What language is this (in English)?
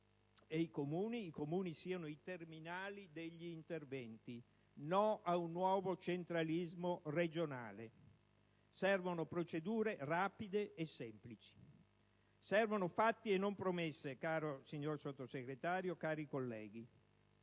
Italian